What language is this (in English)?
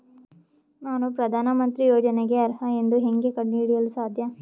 Kannada